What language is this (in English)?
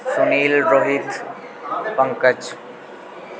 Dogri